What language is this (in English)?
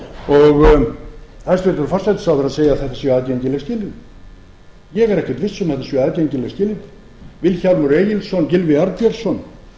Icelandic